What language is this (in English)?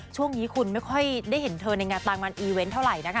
Thai